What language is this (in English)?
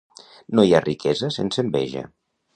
Catalan